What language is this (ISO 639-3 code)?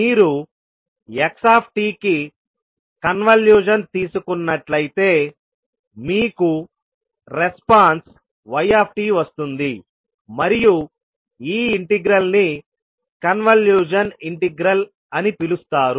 tel